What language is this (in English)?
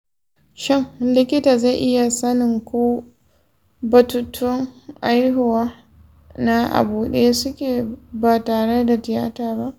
Hausa